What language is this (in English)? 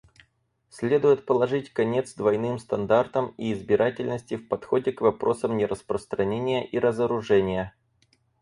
Russian